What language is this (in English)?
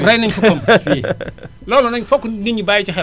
Wolof